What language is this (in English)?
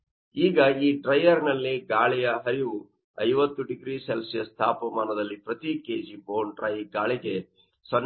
Kannada